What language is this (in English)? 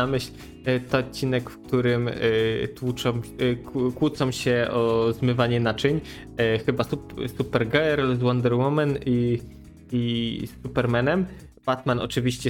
Polish